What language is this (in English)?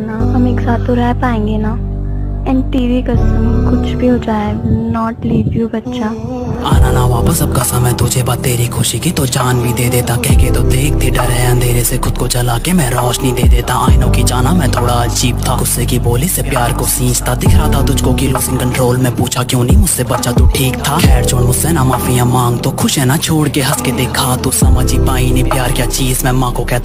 Hindi